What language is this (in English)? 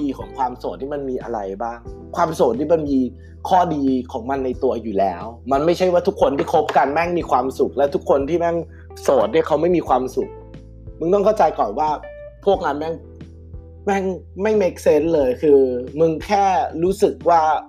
Thai